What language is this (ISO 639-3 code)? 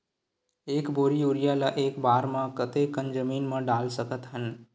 hne